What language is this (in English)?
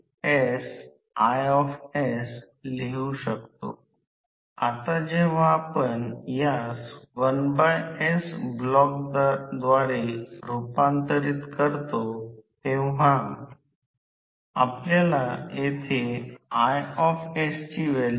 Marathi